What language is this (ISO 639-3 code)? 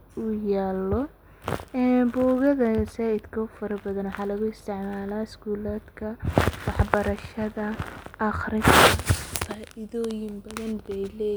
som